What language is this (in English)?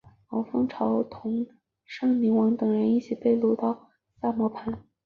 Chinese